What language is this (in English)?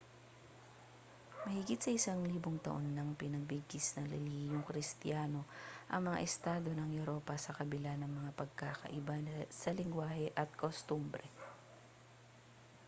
Filipino